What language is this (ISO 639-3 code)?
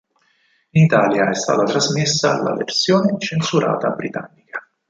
ita